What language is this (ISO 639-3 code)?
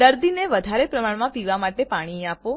guj